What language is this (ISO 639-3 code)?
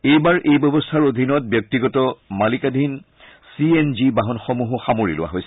asm